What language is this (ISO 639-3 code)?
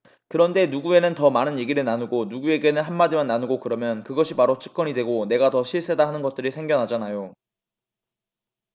kor